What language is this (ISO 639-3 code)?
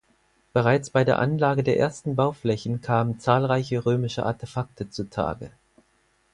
deu